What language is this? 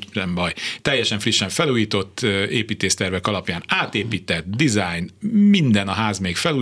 Hungarian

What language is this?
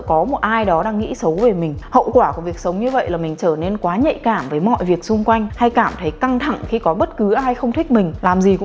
Vietnamese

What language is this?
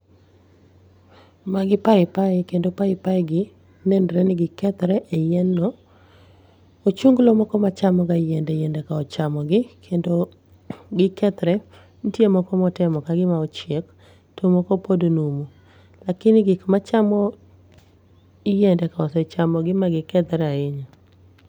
Luo (Kenya and Tanzania)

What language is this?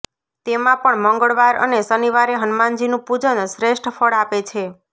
Gujarati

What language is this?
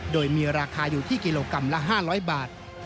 Thai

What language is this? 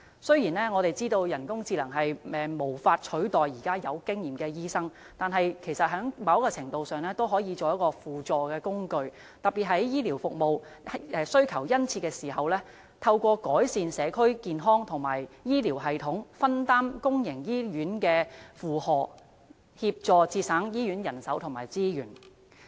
Cantonese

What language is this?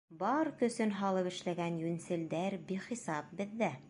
Bashkir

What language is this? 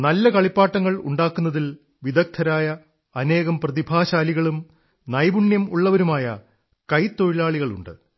Malayalam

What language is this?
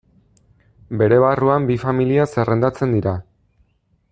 Basque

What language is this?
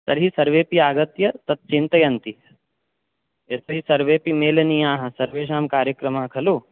Sanskrit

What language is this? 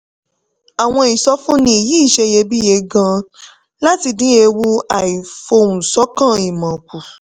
Yoruba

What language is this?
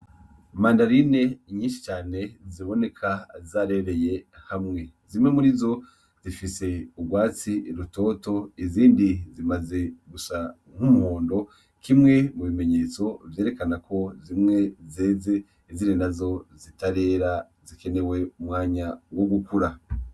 Rundi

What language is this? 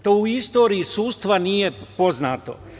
Serbian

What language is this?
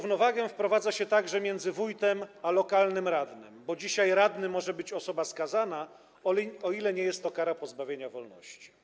Polish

